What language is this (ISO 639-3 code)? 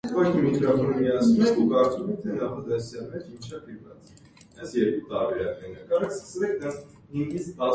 hye